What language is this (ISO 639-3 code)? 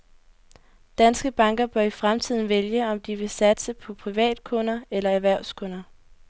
dan